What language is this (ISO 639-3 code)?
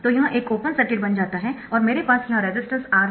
hin